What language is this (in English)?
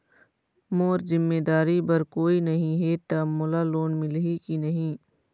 Chhattisgarhi